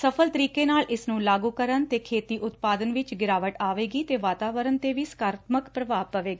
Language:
Punjabi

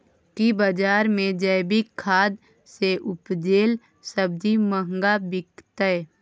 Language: Maithili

